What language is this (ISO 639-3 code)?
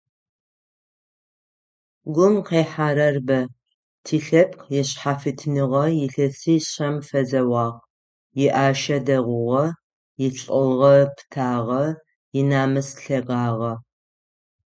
ady